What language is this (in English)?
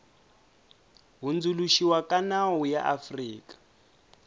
Tsonga